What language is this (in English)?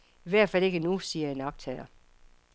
Danish